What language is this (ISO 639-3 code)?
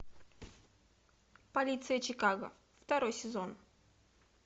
rus